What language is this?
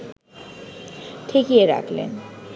Bangla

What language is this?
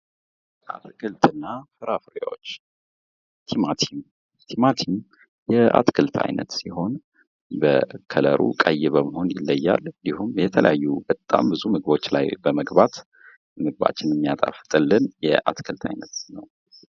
Amharic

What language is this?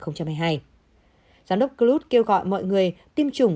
Vietnamese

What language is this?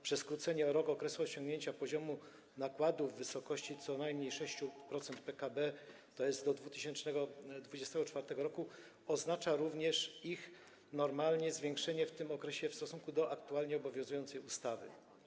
Polish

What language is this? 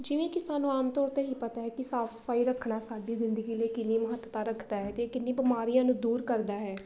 Punjabi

